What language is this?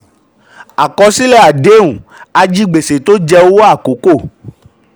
Yoruba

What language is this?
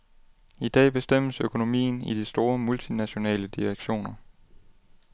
Danish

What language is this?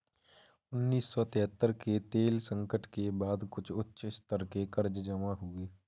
Hindi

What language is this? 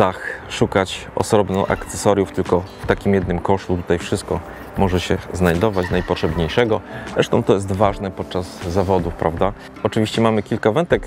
Polish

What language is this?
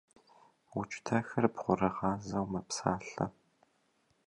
Kabardian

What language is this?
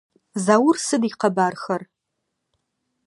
Adyghe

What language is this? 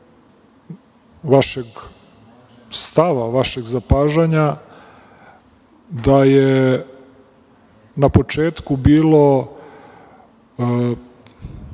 Serbian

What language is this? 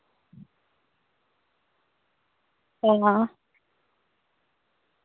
Dogri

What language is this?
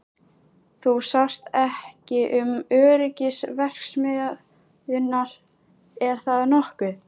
Icelandic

